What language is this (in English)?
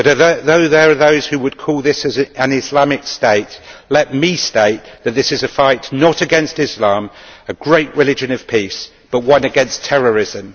English